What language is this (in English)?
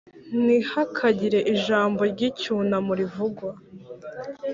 Kinyarwanda